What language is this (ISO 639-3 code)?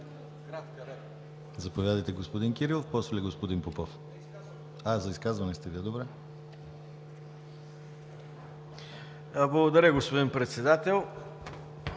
bul